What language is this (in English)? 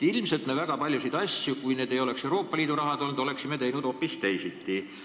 Estonian